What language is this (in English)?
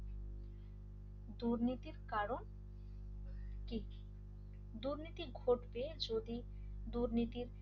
Bangla